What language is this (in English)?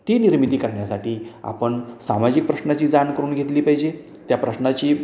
Marathi